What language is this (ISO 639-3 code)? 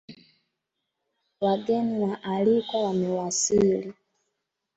swa